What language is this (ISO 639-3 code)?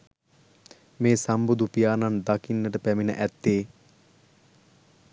sin